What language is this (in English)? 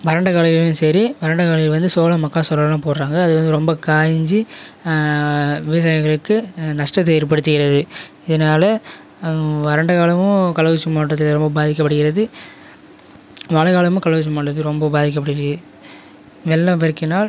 Tamil